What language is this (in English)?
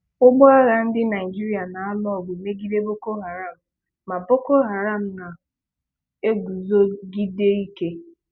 Igbo